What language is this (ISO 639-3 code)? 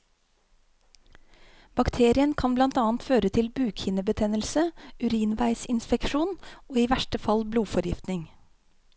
nor